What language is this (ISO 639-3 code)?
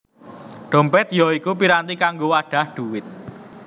jav